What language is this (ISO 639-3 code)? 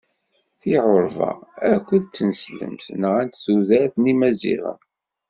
kab